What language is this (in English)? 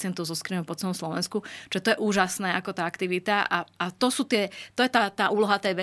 Slovak